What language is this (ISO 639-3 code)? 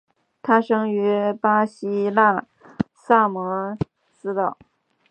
zho